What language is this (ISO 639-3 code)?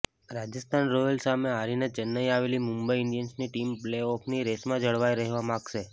guj